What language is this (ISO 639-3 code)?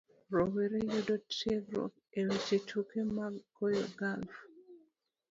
luo